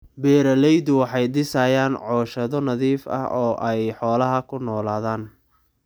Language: Somali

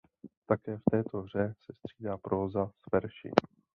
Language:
Czech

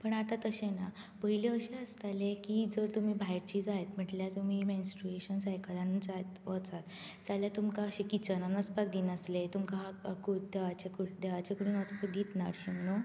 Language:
Konkani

